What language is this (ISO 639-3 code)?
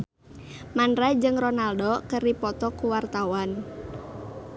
sun